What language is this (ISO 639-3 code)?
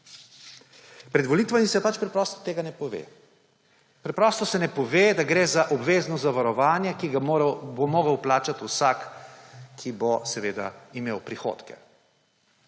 slv